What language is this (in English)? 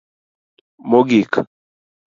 Luo (Kenya and Tanzania)